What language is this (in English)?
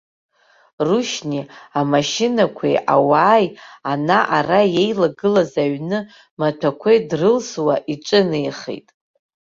Abkhazian